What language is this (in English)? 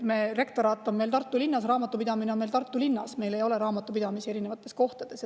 Estonian